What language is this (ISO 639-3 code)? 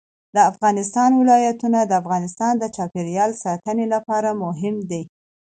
pus